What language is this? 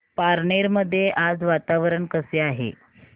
Marathi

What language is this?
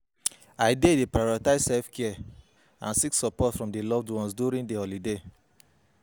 Nigerian Pidgin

